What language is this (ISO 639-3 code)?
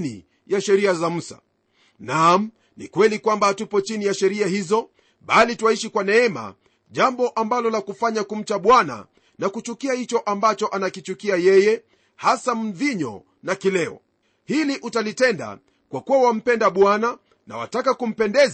swa